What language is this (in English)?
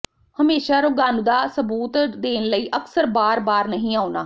Punjabi